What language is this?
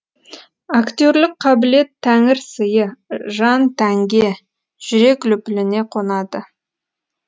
Kazakh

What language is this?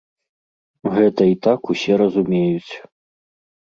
Belarusian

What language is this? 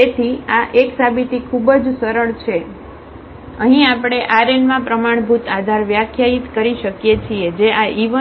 Gujarati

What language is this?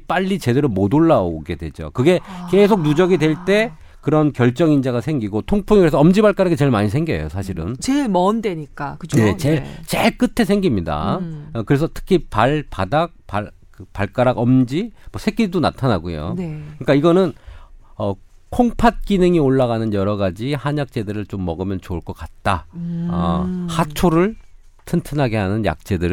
Korean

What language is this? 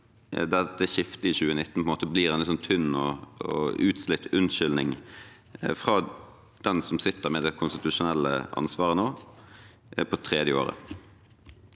Norwegian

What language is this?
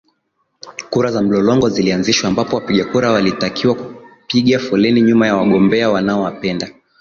Swahili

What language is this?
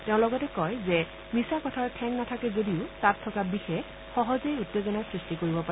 Assamese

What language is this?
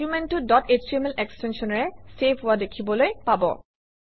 Assamese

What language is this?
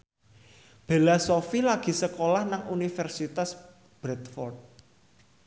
Javanese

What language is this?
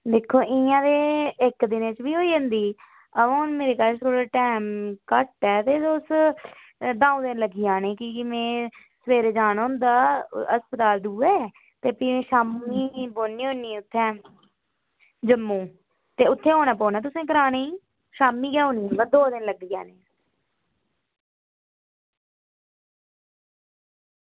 Dogri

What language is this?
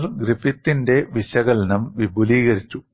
Malayalam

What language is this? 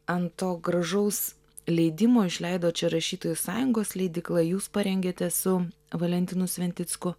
Lithuanian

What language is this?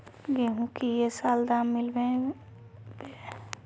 Magahi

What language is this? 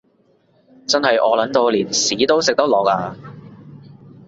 Cantonese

